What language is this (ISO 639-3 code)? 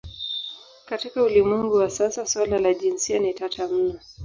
swa